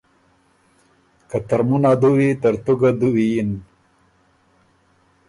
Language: Ormuri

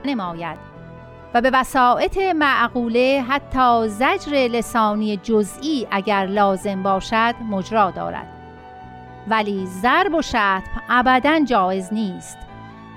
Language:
Persian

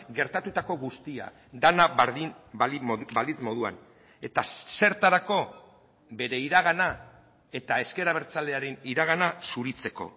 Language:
Basque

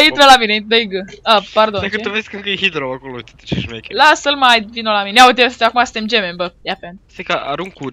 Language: Romanian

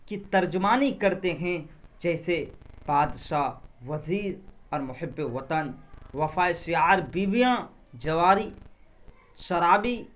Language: Urdu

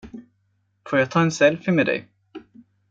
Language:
Swedish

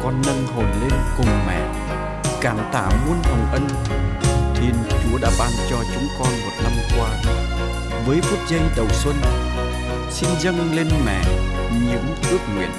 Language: Vietnamese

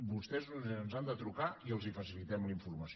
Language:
Catalan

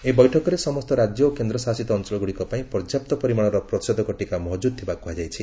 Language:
Odia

